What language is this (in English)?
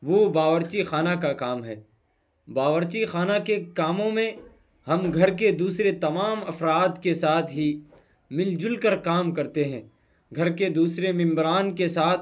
Urdu